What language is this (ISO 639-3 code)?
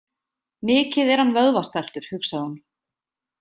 isl